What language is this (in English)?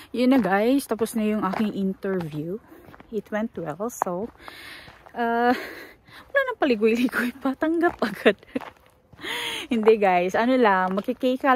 Filipino